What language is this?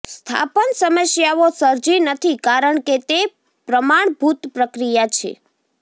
Gujarati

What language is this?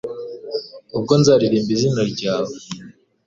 Kinyarwanda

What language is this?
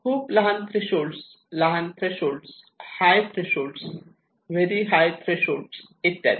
Marathi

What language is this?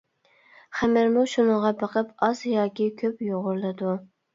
Uyghur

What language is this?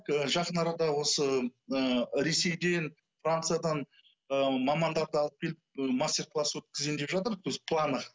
Kazakh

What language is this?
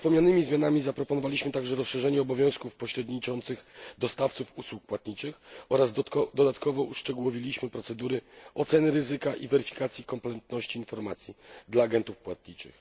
Polish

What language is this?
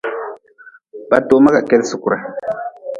Nawdm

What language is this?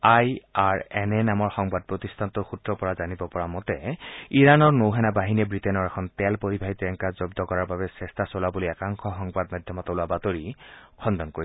Assamese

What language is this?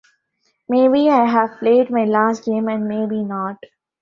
English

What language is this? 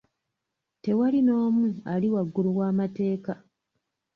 Ganda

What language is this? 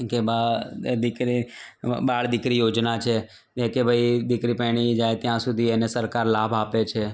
Gujarati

